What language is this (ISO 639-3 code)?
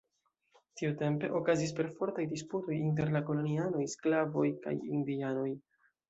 epo